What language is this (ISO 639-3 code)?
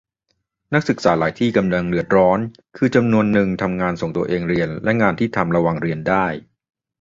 tha